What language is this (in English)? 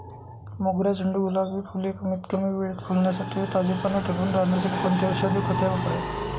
Marathi